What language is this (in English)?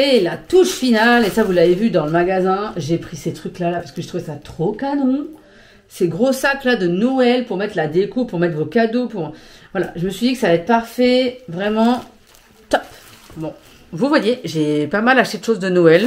French